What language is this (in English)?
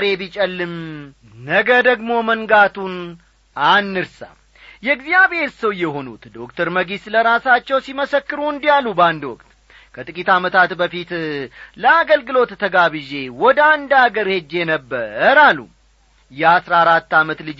Amharic